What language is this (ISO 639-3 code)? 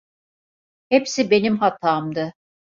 tur